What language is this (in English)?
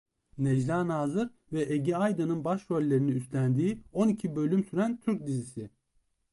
Turkish